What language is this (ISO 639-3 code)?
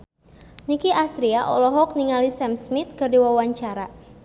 sun